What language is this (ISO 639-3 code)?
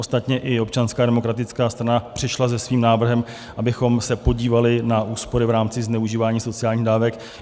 ces